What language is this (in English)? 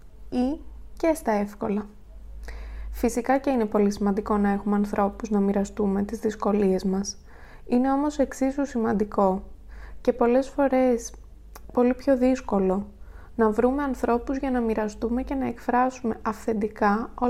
Greek